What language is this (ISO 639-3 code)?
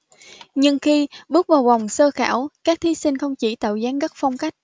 vie